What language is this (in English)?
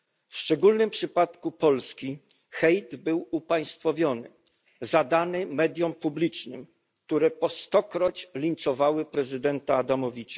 Polish